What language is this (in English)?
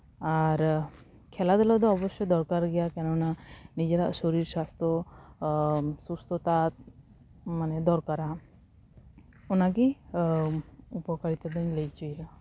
Santali